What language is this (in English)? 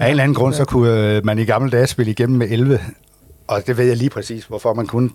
Danish